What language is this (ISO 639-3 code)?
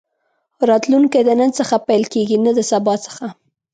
pus